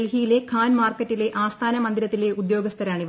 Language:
Malayalam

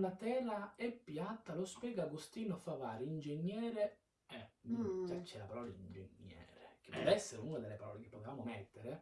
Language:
Italian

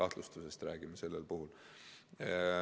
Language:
Estonian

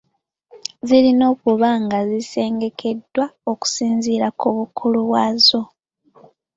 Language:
Ganda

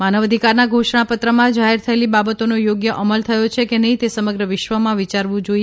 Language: Gujarati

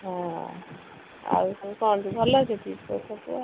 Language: Odia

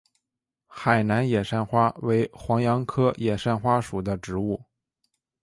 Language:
Chinese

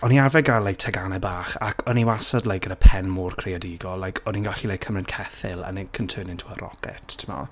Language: Welsh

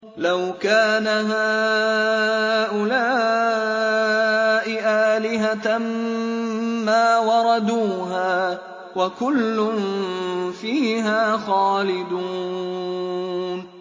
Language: Arabic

